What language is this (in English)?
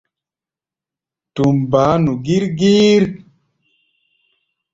Gbaya